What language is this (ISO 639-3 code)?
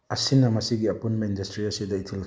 mni